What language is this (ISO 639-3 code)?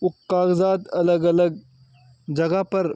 urd